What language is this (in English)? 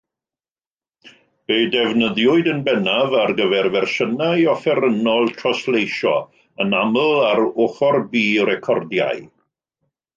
Welsh